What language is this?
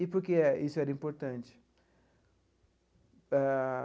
Portuguese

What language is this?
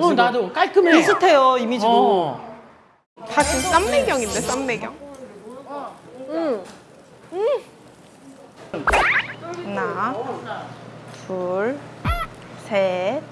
Korean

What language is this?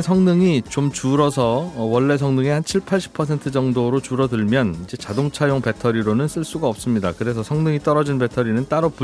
Korean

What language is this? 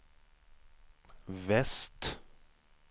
Swedish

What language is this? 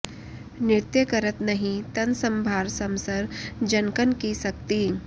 Sanskrit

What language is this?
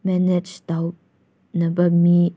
Manipuri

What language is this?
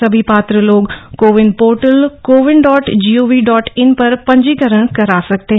Hindi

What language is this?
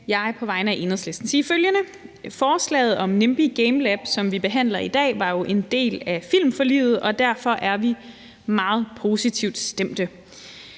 Danish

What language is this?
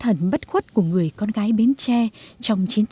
Vietnamese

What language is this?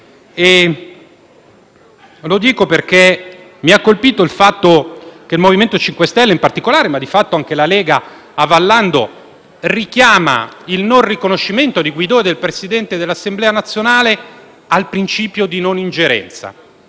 Italian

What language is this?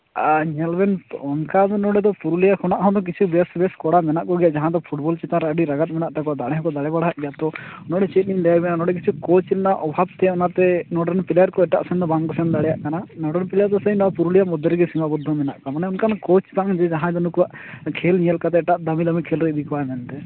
Santali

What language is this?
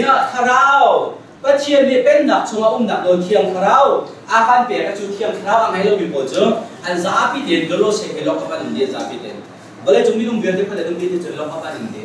Korean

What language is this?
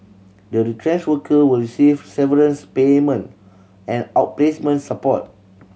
English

